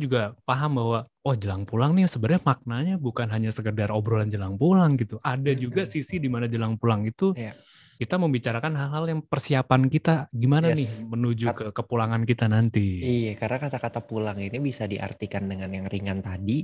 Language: Indonesian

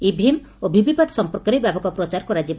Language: Odia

